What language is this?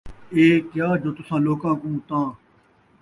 Saraiki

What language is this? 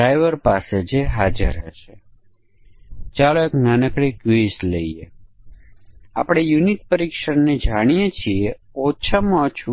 Gujarati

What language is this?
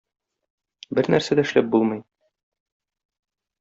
Tatar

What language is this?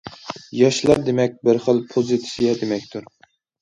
Uyghur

